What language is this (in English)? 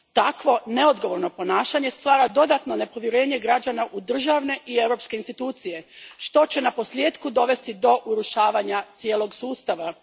Croatian